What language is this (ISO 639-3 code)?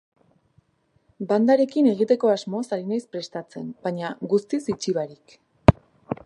eus